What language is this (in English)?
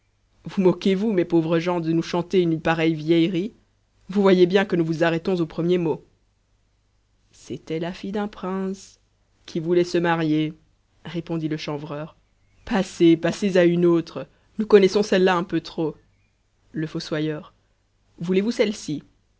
French